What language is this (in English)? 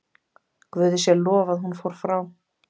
Icelandic